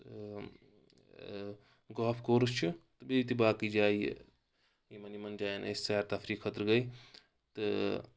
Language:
Kashmiri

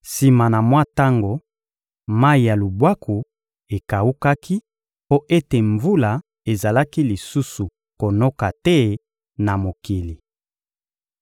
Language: Lingala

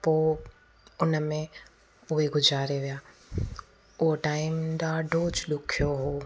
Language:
Sindhi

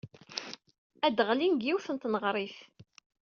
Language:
Kabyle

